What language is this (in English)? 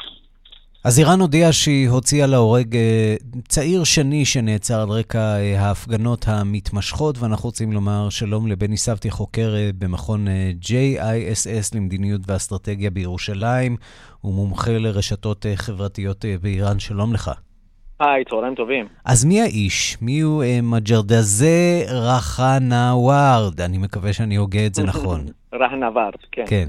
Hebrew